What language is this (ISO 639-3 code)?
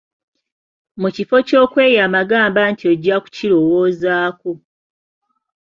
lug